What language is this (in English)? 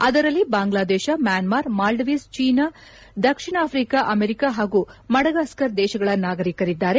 Kannada